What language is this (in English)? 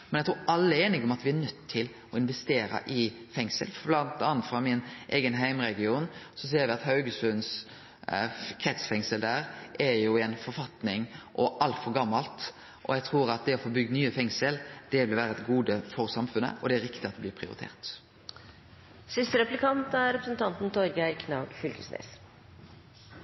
Norwegian Nynorsk